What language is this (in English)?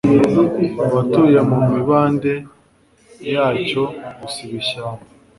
Kinyarwanda